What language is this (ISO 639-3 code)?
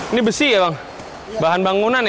ind